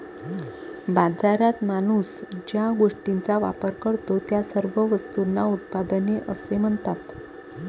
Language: Marathi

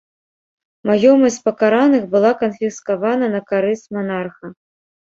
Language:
Belarusian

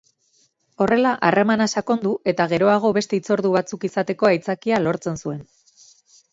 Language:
Basque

